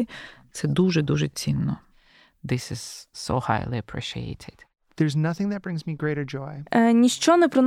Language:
Ukrainian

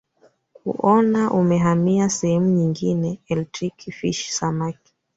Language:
Swahili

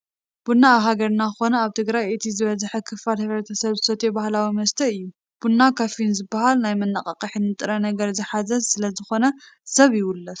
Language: Tigrinya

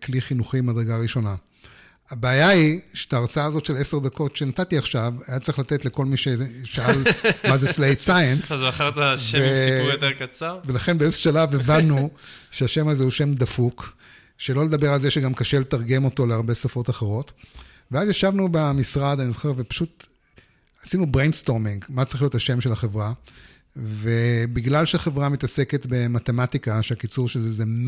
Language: Hebrew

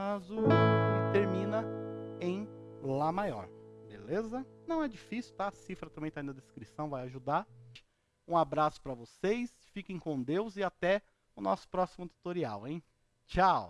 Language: Portuguese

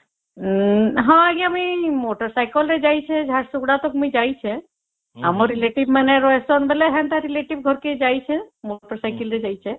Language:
Odia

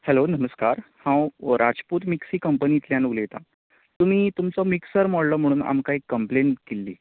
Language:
Konkani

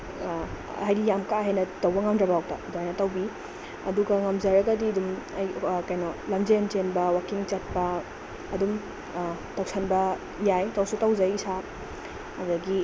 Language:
Manipuri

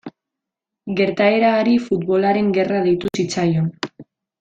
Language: Basque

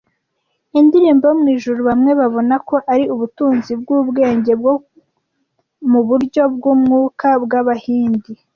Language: Kinyarwanda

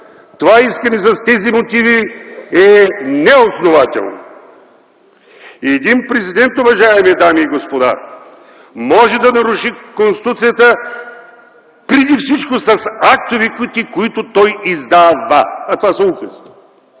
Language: Bulgarian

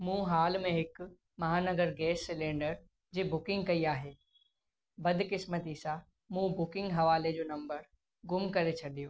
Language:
Sindhi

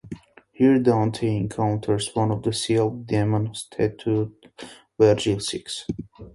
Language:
English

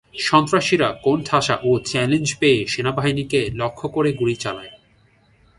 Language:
Bangla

